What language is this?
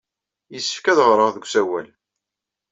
Kabyle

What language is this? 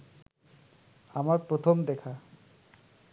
Bangla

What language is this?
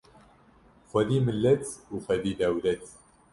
Kurdish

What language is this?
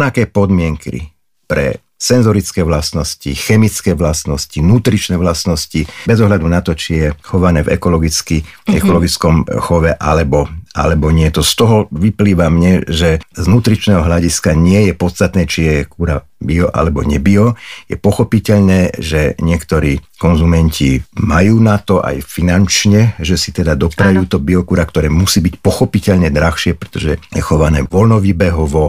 Slovak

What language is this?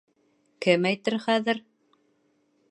Bashkir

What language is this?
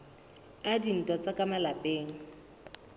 Southern Sotho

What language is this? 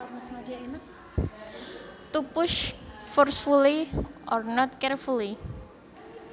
Javanese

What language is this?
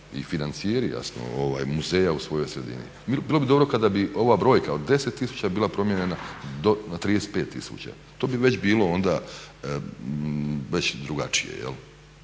Croatian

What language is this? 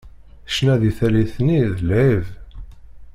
Kabyle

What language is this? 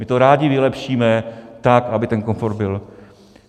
Czech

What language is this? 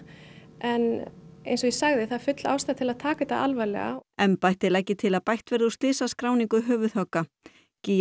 Icelandic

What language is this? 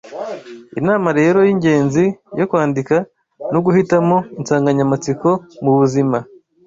Kinyarwanda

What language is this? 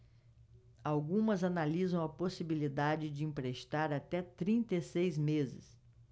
Portuguese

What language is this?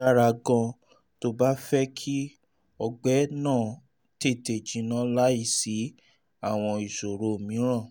Yoruba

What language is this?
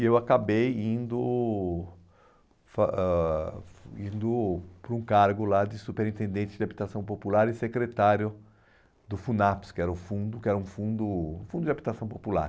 Portuguese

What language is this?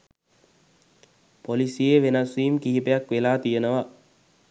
Sinhala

